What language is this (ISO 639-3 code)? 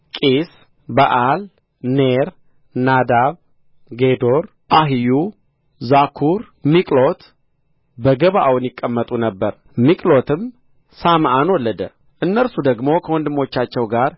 amh